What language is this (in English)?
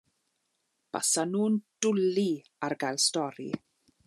Welsh